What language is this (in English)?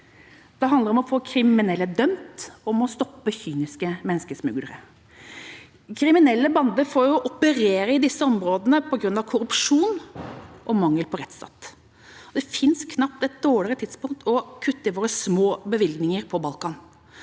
Norwegian